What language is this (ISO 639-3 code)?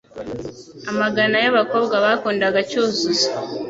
kin